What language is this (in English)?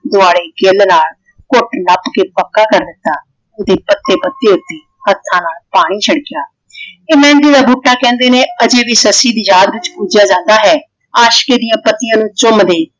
Punjabi